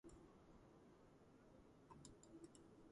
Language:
Georgian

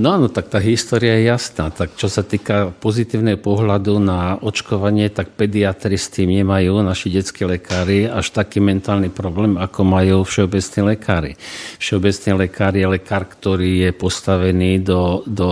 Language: Slovak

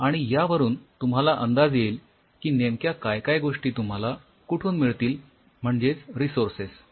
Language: Marathi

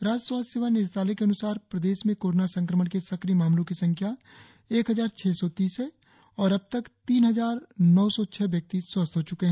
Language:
Hindi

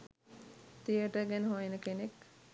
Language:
Sinhala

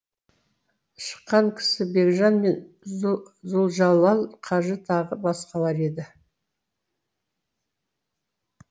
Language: Kazakh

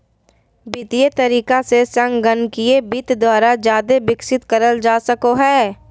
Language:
Magahi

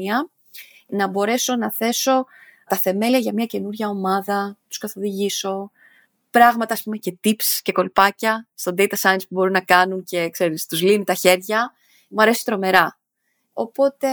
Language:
Greek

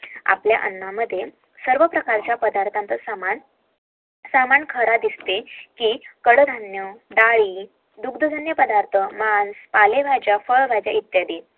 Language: Marathi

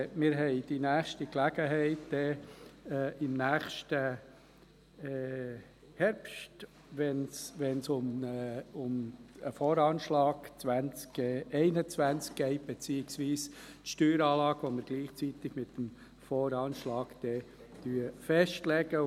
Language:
Swiss German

